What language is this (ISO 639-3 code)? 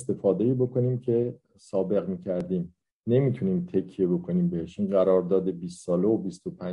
fas